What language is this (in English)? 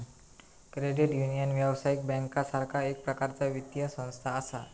Marathi